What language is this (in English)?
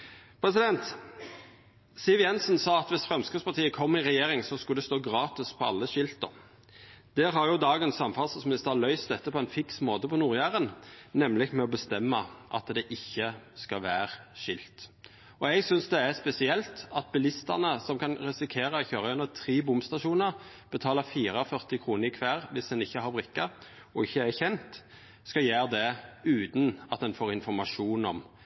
Norwegian Nynorsk